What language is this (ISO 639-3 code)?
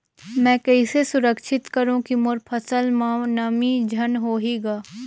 hne